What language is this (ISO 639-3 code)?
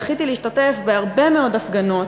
heb